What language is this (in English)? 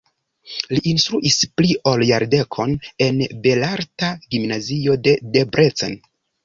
Esperanto